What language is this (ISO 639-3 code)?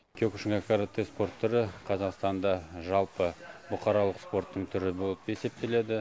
kaz